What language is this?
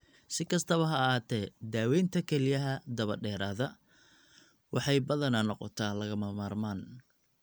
Somali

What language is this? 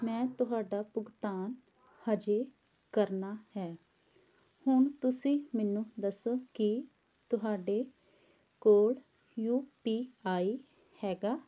Punjabi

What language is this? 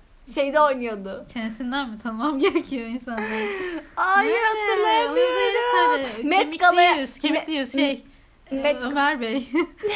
Turkish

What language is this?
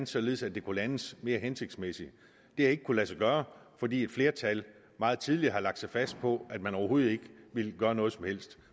Danish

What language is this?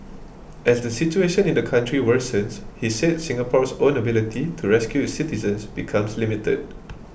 English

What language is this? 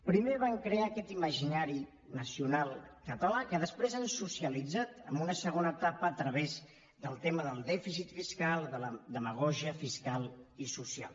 Catalan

